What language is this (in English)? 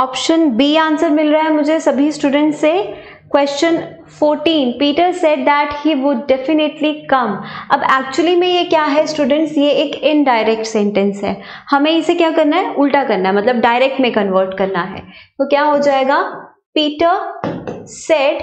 Hindi